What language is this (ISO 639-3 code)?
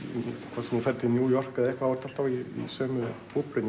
isl